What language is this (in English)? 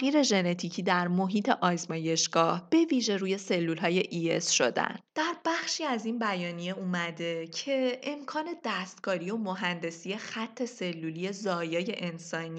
Persian